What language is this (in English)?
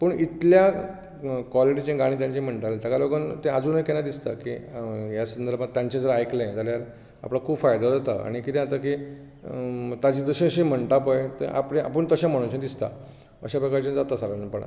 Konkani